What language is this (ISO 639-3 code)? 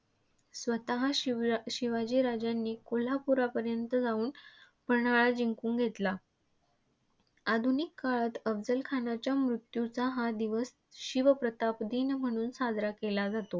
mar